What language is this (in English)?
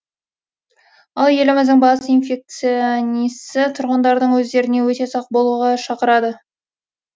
Kazakh